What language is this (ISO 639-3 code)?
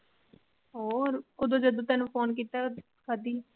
pan